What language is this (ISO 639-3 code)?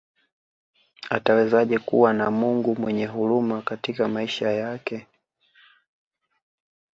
swa